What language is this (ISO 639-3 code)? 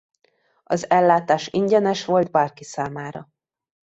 hun